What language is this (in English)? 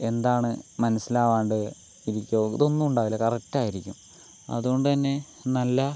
Malayalam